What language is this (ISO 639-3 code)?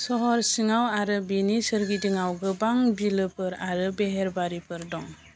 brx